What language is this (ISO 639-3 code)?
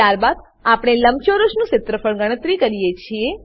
guj